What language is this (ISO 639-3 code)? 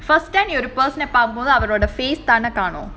eng